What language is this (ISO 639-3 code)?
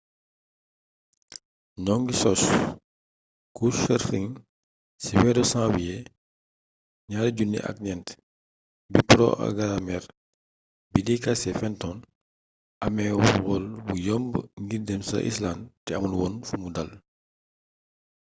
wol